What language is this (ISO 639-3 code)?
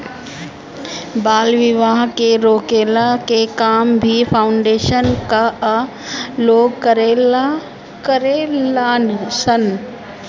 bho